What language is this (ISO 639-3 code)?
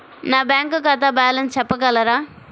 tel